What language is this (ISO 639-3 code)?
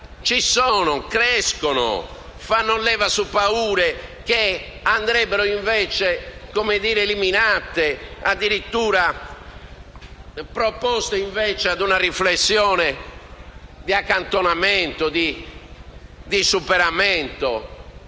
ita